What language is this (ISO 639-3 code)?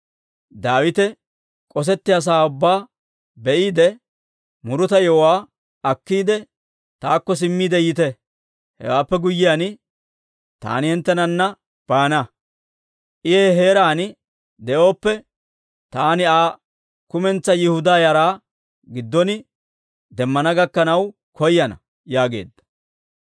dwr